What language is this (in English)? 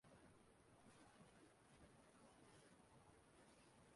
Igbo